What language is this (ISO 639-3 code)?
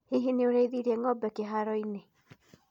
kik